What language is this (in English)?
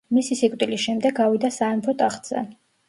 Georgian